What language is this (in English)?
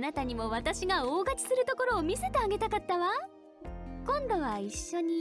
Japanese